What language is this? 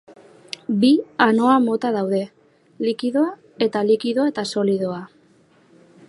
Basque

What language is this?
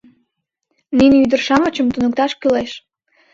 Mari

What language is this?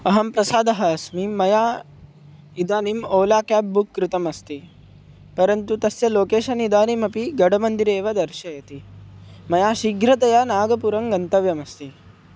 Sanskrit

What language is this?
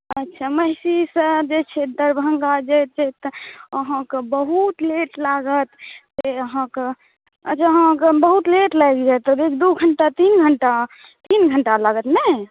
Maithili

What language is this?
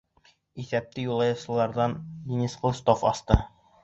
Bashkir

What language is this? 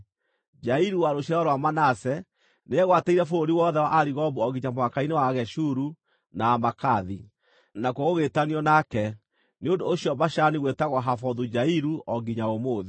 Kikuyu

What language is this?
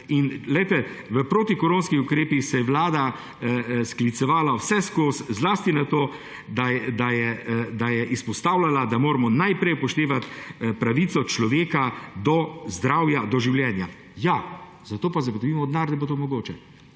Slovenian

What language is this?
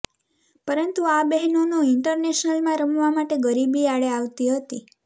Gujarati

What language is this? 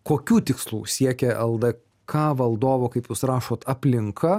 Lithuanian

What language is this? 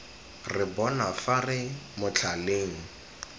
Tswana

